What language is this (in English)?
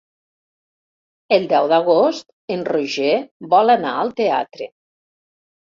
Catalan